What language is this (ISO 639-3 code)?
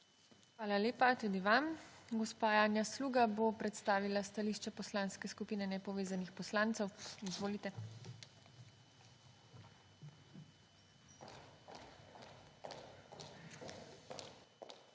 slv